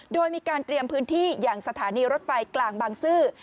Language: Thai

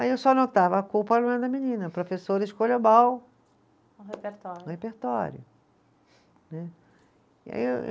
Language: Portuguese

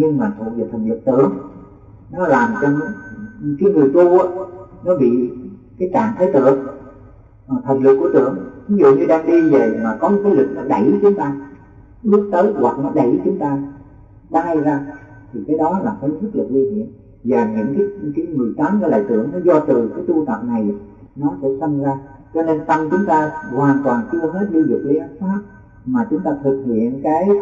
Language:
Vietnamese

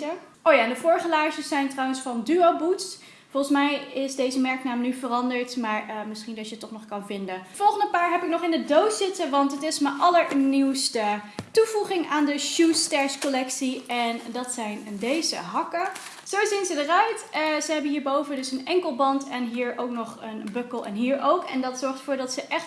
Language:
Dutch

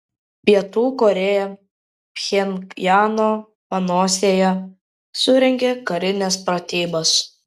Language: Lithuanian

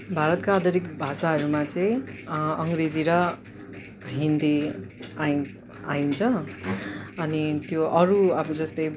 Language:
Nepali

